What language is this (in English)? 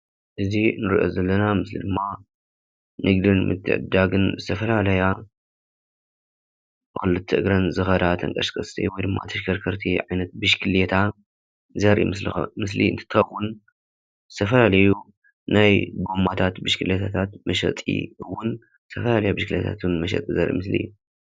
Tigrinya